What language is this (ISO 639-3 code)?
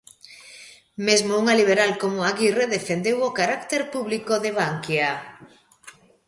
glg